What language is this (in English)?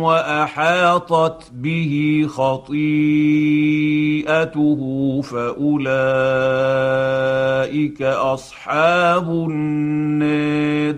Arabic